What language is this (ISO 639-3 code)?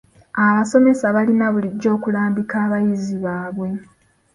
lug